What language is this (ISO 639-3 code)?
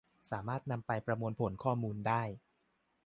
tha